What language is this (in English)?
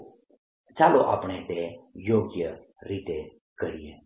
Gujarati